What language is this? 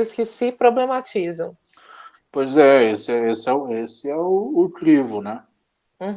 Portuguese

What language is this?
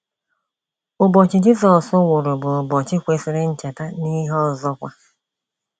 Igbo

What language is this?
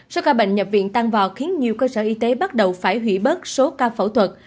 Vietnamese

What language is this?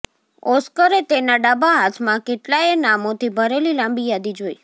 Gujarati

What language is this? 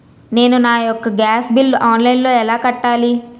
Telugu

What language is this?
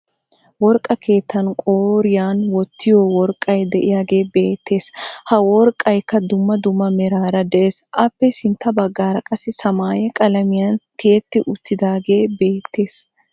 Wolaytta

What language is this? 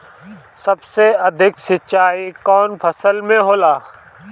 Bhojpuri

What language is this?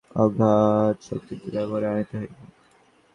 Bangla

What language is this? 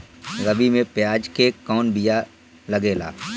Bhojpuri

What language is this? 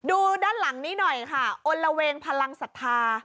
Thai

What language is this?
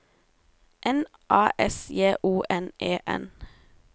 Norwegian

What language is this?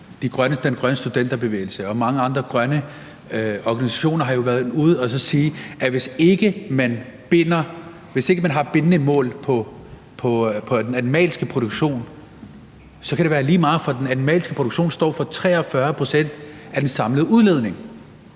Danish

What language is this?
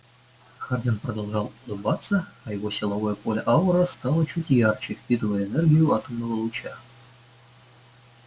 Russian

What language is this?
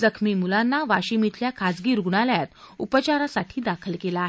Marathi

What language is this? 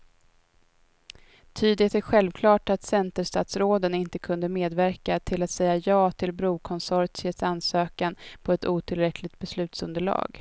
Swedish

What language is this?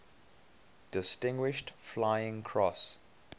English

